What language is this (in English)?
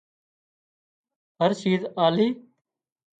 Wadiyara Koli